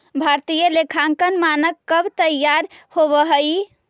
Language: Magahi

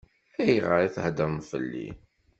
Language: Kabyle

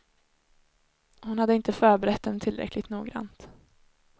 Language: Swedish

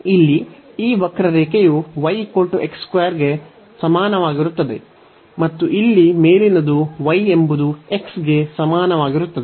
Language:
Kannada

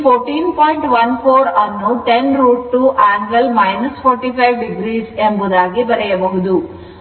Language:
Kannada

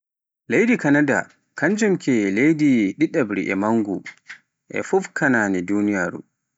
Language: Pular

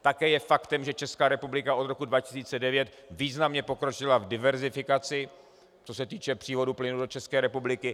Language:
Czech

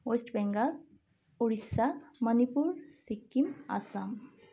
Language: Nepali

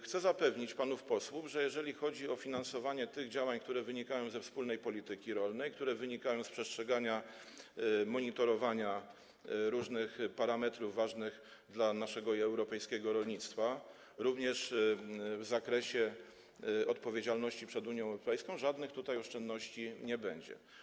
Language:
Polish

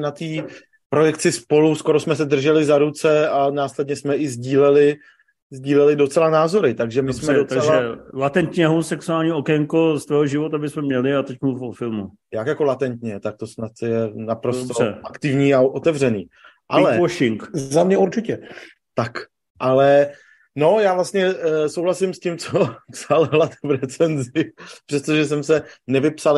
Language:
Czech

